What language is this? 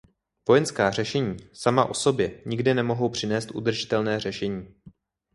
Czech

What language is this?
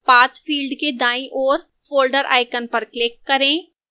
Hindi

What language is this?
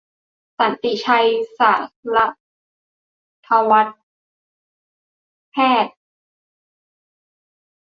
Thai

